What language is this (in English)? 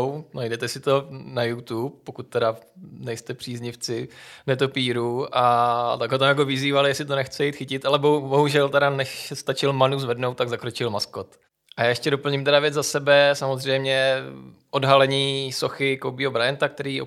Czech